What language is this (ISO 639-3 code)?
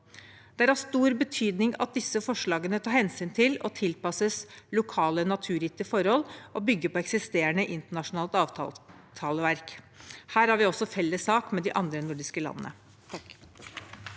nor